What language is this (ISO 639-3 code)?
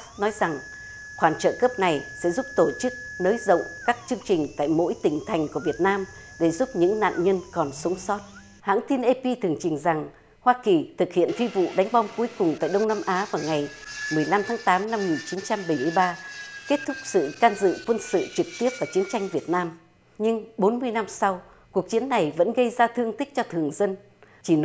vie